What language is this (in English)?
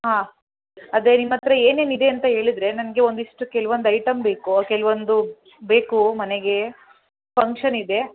Kannada